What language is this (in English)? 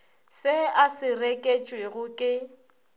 Northern Sotho